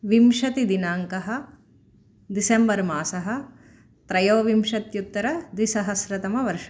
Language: Sanskrit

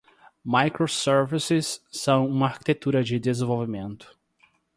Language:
Portuguese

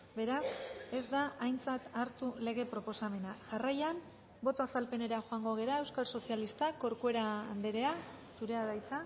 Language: Basque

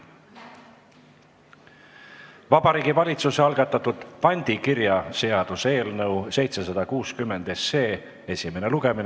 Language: Estonian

